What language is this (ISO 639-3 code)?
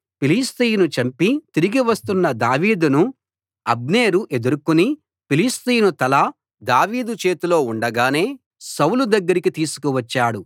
tel